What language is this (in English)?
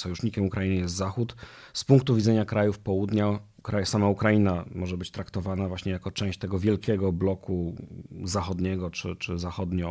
Polish